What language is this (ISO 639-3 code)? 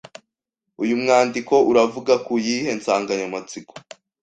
kin